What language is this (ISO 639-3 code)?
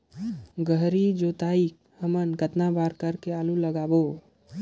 hne